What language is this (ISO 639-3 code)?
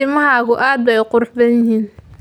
som